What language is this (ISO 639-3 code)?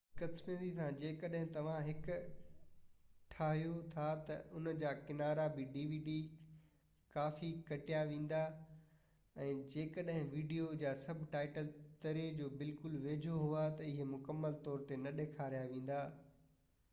snd